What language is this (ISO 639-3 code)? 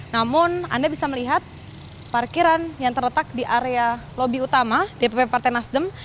ind